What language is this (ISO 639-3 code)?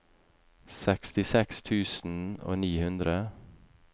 nor